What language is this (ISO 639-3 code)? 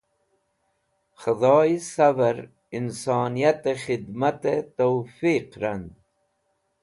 wbl